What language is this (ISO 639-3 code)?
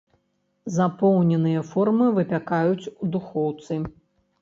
bel